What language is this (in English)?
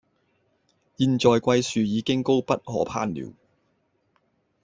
Cantonese